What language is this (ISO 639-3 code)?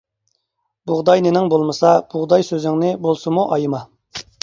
uig